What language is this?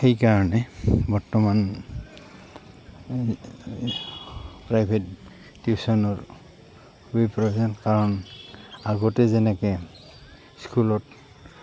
Assamese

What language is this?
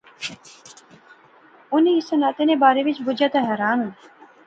Pahari-Potwari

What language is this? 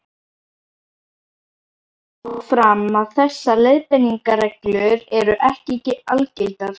Icelandic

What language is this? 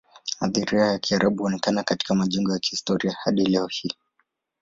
Swahili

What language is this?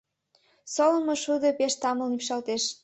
Mari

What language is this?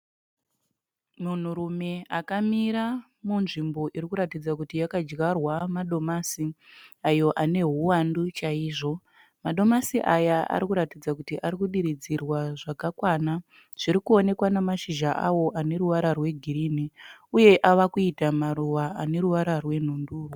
Shona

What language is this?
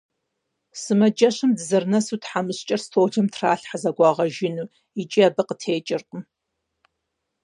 Kabardian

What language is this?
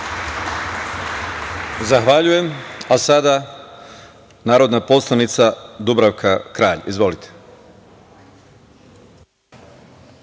Serbian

